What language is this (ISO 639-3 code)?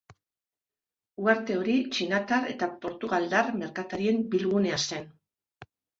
eus